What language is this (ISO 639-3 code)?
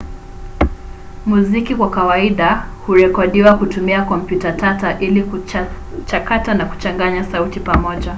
swa